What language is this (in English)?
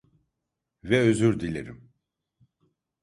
Turkish